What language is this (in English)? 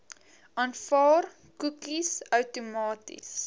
Afrikaans